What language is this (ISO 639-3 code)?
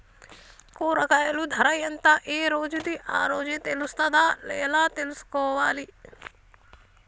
tel